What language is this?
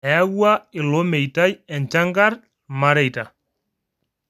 Masai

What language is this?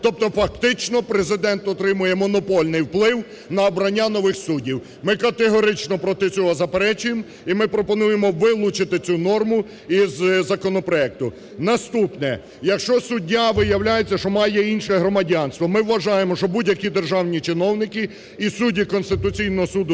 Ukrainian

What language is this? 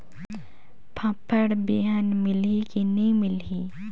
Chhattisgarhi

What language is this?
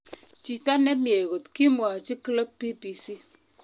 Kalenjin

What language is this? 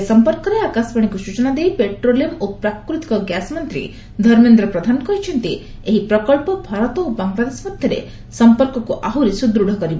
Odia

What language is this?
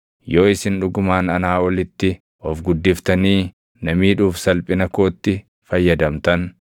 Oromo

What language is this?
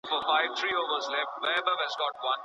Pashto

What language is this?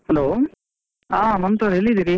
Kannada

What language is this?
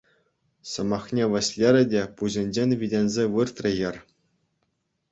Chuvash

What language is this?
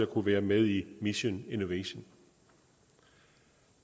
Danish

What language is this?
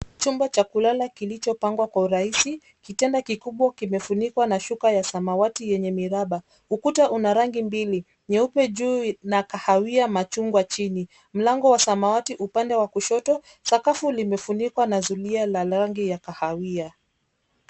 Swahili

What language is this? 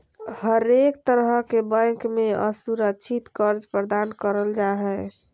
Magahi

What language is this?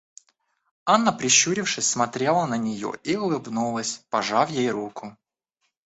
Russian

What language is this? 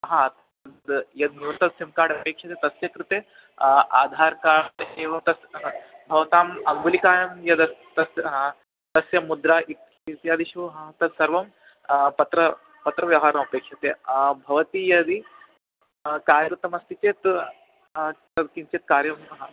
Sanskrit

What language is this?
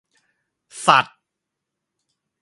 Thai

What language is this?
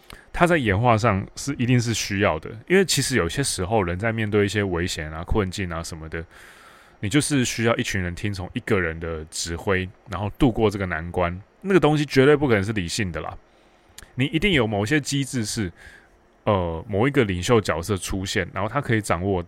Chinese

